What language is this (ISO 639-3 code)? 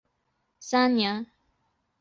zho